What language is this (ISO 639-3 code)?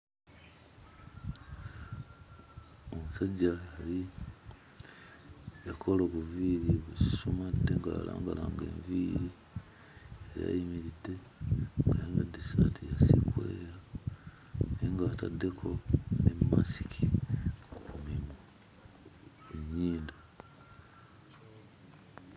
lug